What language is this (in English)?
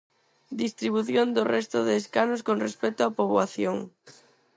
Galician